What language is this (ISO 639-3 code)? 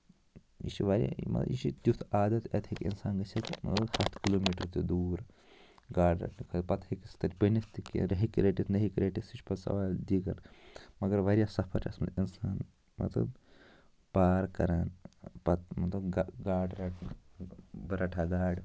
kas